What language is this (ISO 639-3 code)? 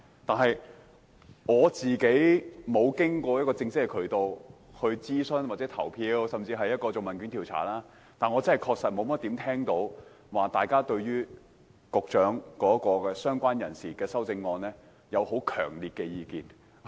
yue